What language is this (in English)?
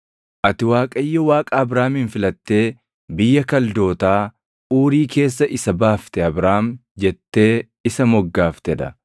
Oromo